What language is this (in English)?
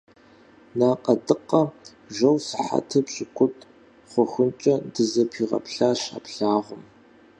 Kabardian